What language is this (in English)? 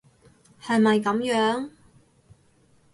Cantonese